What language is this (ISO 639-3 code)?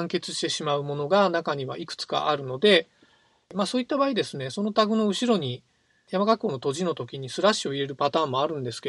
jpn